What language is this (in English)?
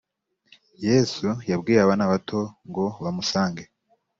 Kinyarwanda